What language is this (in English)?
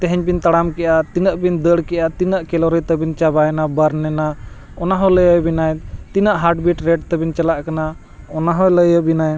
Santali